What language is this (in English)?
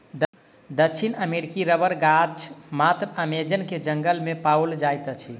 Maithili